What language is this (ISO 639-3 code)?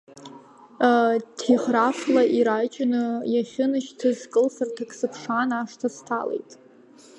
abk